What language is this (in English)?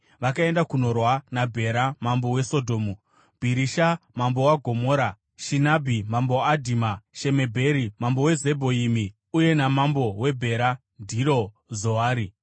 Shona